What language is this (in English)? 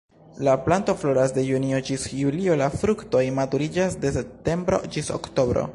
Esperanto